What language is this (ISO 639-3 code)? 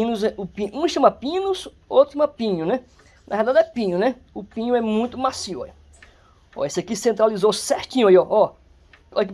por